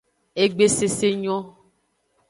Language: Aja (Benin)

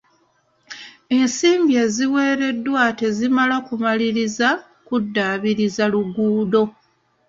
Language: Ganda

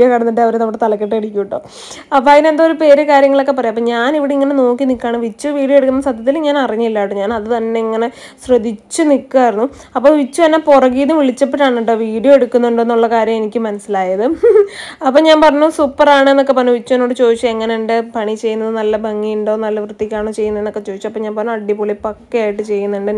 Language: Malayalam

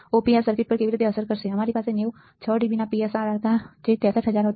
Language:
Gujarati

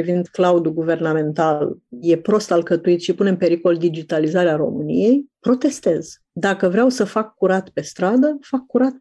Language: Romanian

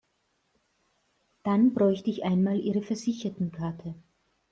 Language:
German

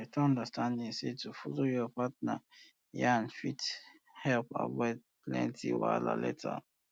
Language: Nigerian Pidgin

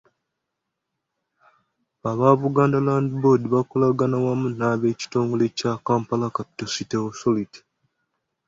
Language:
Ganda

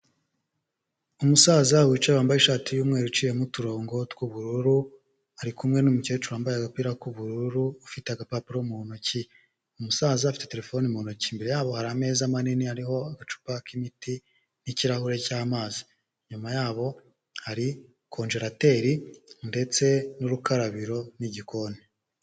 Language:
Kinyarwanda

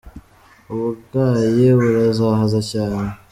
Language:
Kinyarwanda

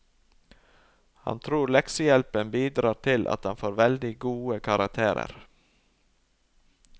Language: Norwegian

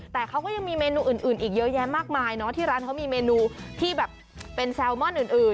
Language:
Thai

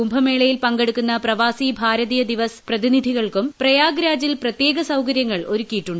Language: Malayalam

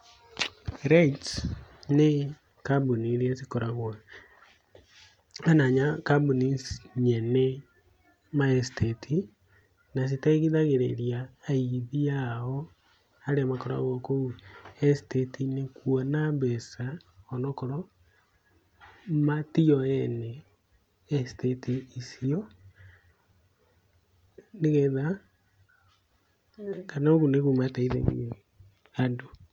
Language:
Kikuyu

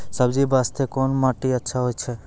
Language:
Maithili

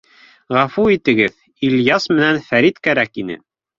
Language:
Bashkir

